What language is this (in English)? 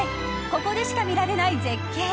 Japanese